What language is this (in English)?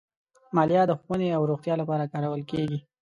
Pashto